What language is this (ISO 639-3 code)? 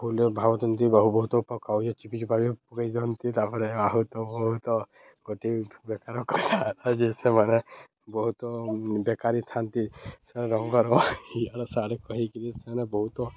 ori